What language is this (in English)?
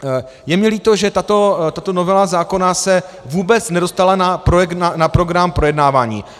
Czech